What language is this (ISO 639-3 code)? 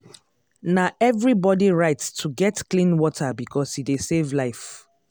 pcm